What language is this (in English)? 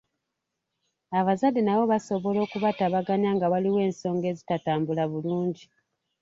Ganda